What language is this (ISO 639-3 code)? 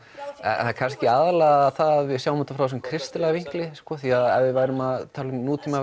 isl